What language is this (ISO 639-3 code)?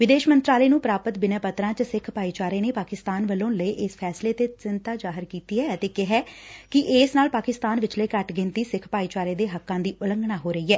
pan